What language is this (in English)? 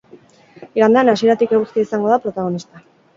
Basque